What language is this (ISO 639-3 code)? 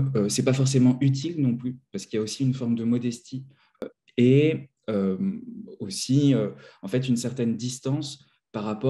fra